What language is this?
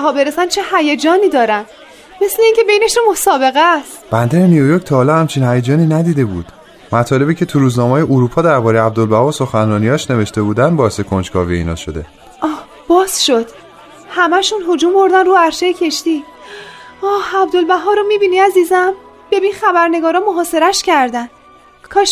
Persian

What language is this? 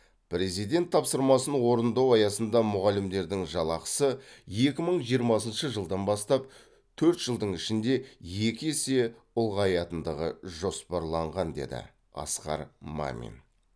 Kazakh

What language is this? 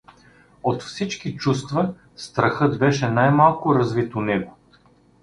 Bulgarian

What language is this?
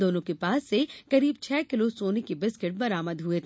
Hindi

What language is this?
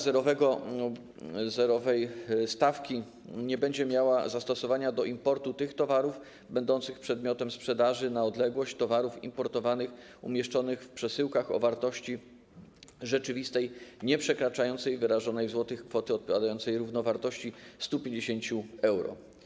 Polish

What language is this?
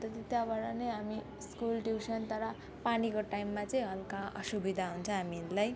Nepali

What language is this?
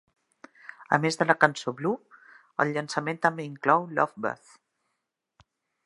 Catalan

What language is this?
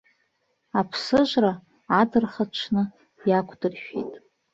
Abkhazian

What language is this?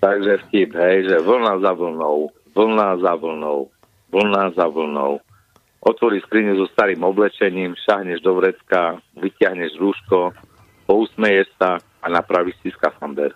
Slovak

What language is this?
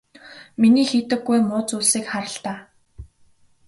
Mongolian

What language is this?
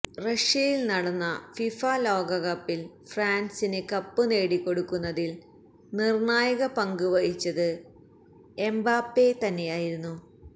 Malayalam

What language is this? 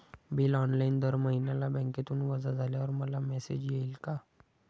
Marathi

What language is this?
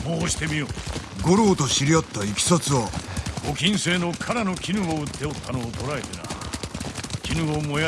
Japanese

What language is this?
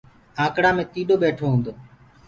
Gurgula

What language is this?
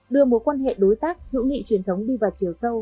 Vietnamese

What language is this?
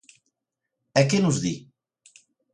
Galician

